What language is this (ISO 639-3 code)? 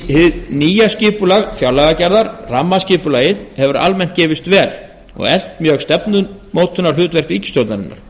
isl